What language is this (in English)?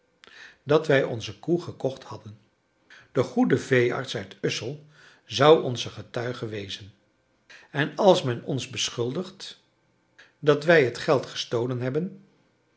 Dutch